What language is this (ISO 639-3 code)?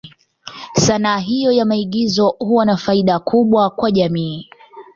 swa